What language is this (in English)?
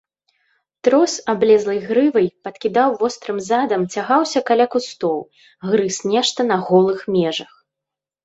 Belarusian